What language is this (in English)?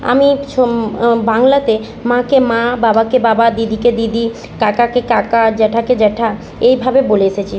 Bangla